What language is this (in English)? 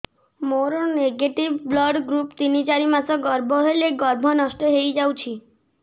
Odia